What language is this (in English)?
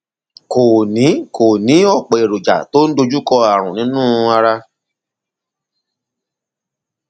Yoruba